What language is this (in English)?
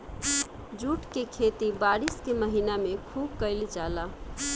Bhojpuri